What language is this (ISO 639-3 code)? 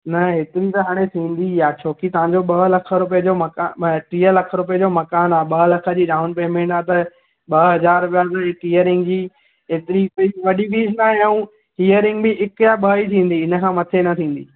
snd